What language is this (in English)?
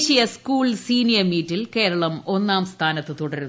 Malayalam